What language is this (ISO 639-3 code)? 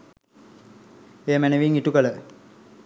sin